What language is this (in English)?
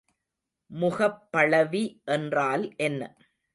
Tamil